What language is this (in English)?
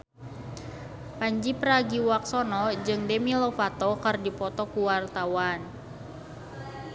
Sundanese